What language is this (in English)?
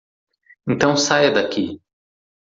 Portuguese